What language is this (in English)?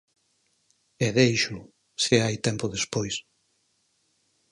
Galician